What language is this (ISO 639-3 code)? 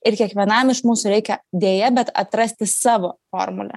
lit